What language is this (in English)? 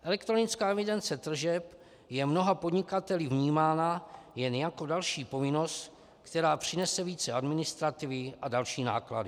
Czech